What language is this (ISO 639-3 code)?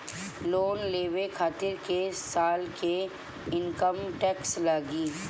bho